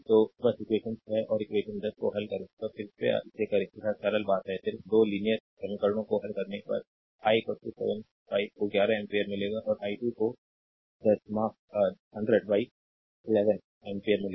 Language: Hindi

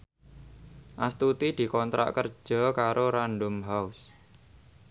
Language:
Javanese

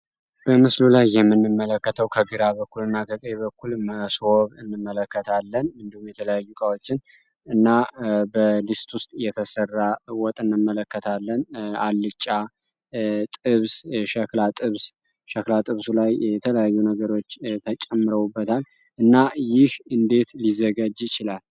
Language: Amharic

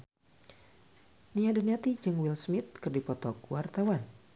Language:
Sundanese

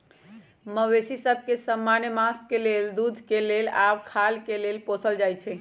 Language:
Magahi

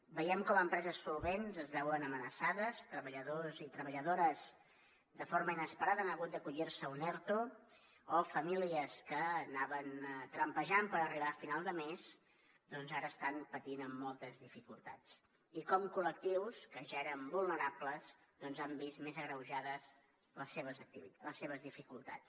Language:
Catalan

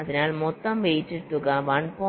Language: Malayalam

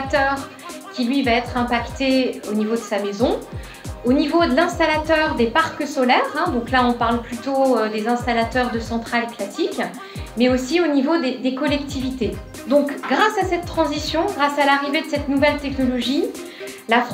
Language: French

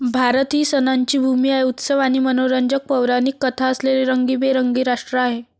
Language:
Marathi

